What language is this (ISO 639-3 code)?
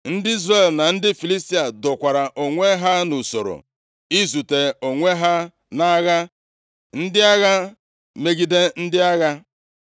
ibo